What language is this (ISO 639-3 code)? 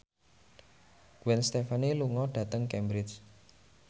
jav